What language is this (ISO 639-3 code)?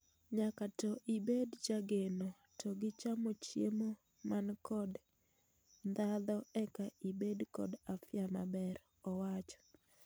luo